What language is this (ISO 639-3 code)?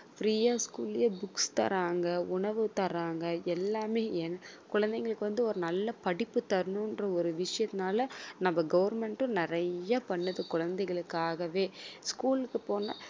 tam